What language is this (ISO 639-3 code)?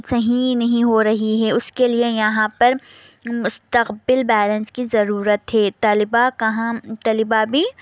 urd